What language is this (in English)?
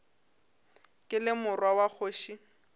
Northern Sotho